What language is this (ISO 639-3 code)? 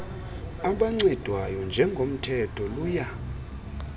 xho